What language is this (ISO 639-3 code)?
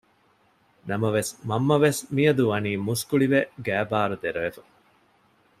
div